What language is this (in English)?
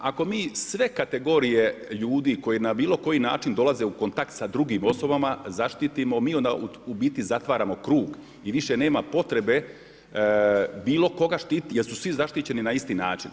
Croatian